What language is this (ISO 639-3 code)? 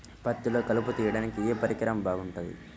tel